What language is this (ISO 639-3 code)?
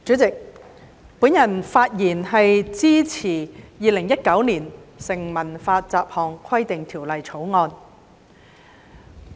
yue